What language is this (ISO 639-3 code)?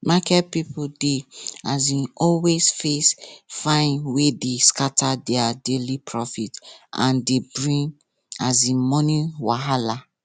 pcm